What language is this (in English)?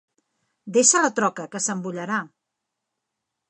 Catalan